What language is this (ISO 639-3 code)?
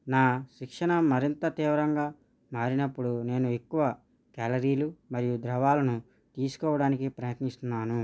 tel